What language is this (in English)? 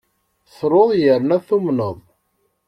Kabyle